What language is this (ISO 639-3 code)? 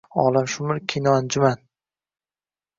uzb